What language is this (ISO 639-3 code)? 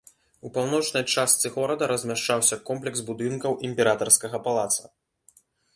bel